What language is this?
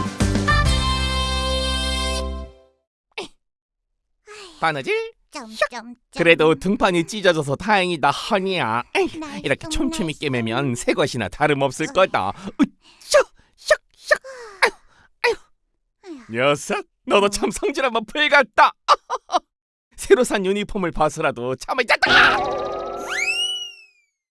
Korean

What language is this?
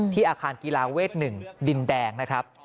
Thai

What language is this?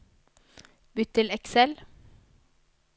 Norwegian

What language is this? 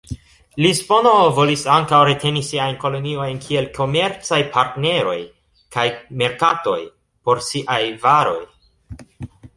Esperanto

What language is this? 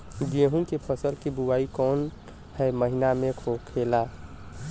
Bhojpuri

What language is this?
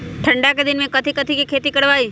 Magahi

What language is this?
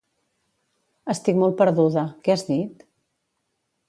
Catalan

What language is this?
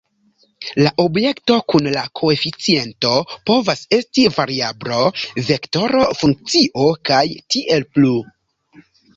Esperanto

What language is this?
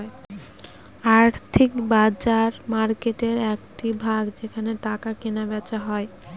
Bangla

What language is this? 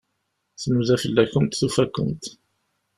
Kabyle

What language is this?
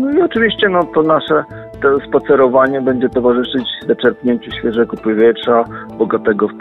Polish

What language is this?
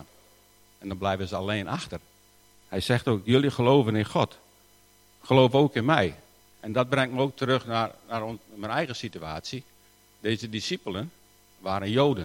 Dutch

